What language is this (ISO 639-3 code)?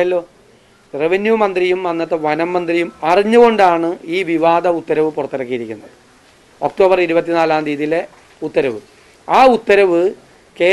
ind